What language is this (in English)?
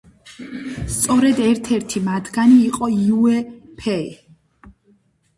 Georgian